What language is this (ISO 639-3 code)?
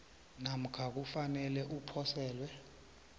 nbl